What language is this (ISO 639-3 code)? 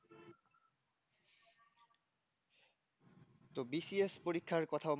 ben